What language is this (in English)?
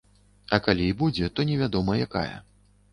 Belarusian